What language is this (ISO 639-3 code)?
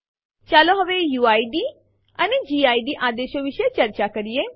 guj